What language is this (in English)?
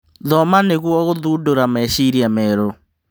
Kikuyu